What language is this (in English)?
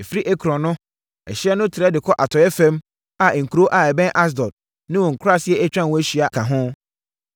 Akan